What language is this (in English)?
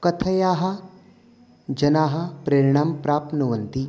Sanskrit